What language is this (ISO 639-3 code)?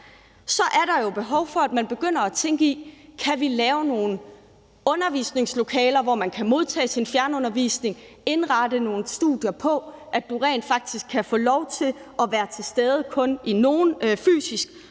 dan